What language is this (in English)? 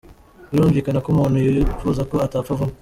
Kinyarwanda